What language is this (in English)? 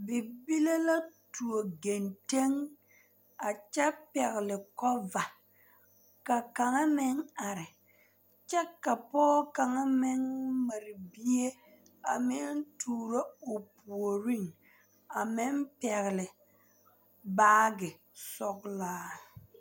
Southern Dagaare